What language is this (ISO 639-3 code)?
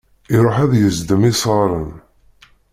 kab